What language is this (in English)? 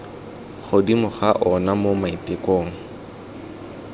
Tswana